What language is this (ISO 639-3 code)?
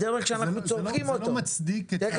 heb